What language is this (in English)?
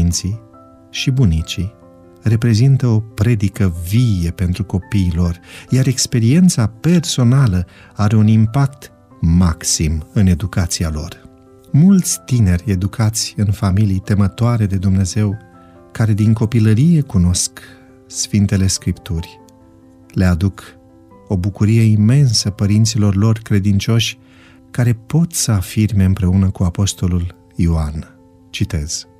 Romanian